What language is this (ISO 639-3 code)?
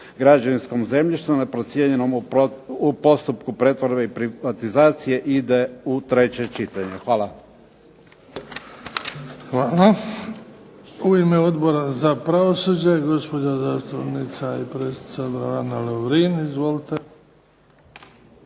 hrv